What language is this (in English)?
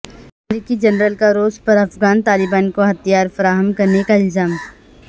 Urdu